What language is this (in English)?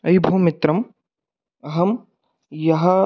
Sanskrit